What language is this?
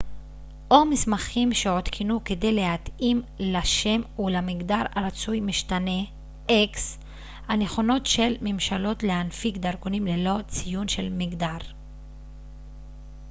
Hebrew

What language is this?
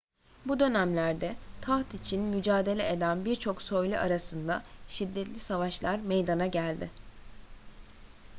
Turkish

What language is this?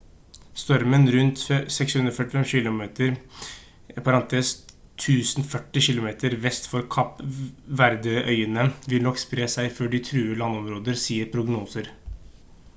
Norwegian Bokmål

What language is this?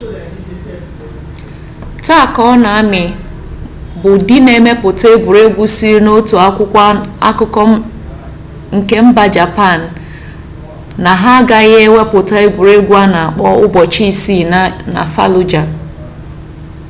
Igbo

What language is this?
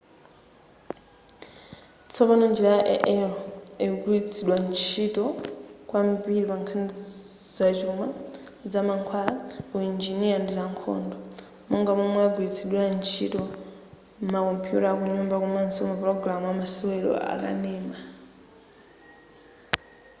Nyanja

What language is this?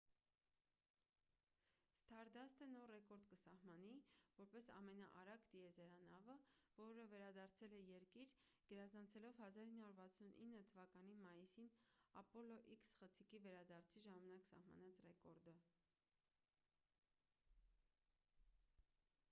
Armenian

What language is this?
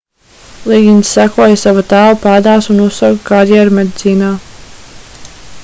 Latvian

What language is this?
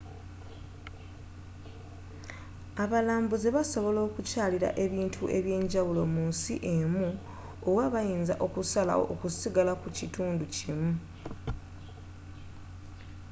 Ganda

